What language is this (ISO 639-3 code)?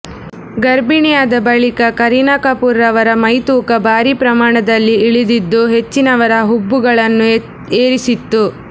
kan